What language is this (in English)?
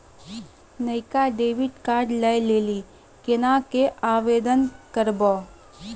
Maithili